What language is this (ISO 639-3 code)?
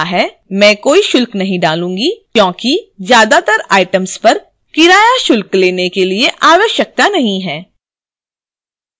hin